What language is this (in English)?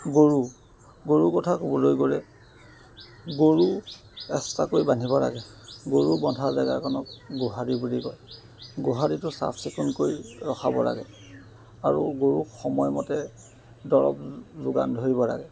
Assamese